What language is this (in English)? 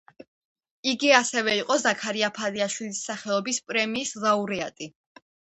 Georgian